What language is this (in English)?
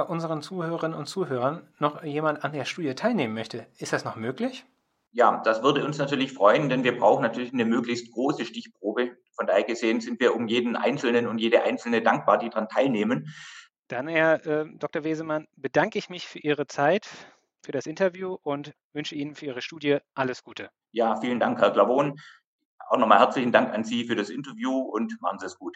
German